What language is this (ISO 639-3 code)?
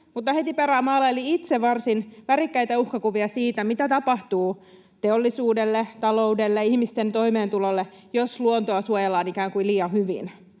fin